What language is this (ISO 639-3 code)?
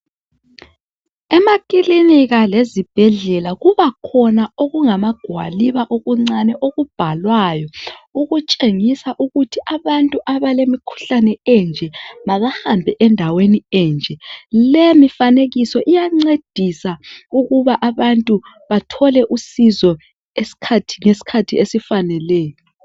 nde